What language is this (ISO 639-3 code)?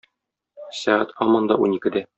tat